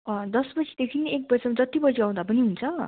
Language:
Nepali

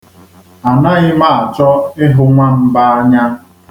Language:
Igbo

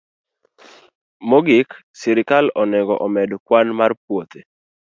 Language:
Luo (Kenya and Tanzania)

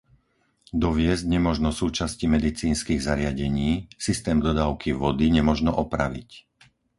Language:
Slovak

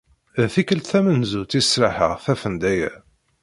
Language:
Kabyle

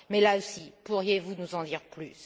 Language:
French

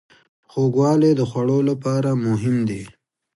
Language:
Pashto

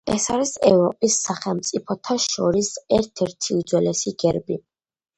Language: Georgian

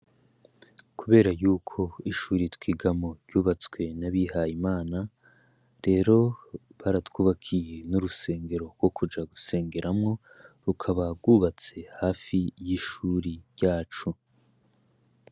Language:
Rundi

